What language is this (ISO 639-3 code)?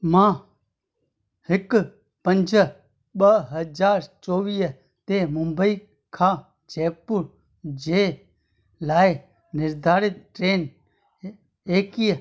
snd